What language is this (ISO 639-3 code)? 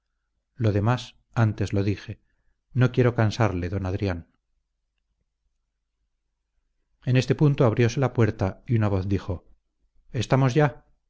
spa